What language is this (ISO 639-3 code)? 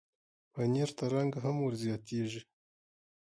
pus